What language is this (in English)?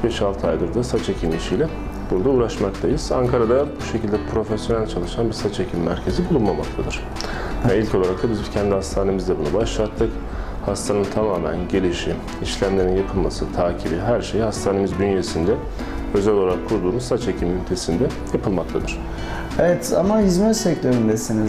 Turkish